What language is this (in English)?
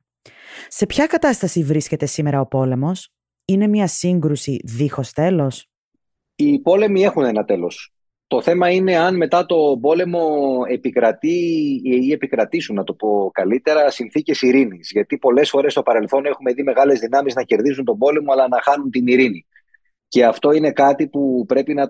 Greek